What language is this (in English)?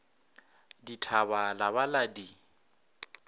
Northern Sotho